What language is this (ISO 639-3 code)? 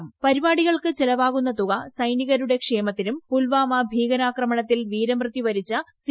mal